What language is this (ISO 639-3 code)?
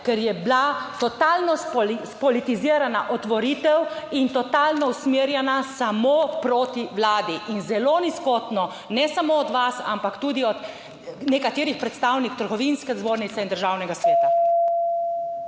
slv